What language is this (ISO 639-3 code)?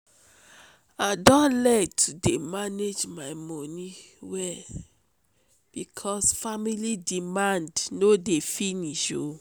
pcm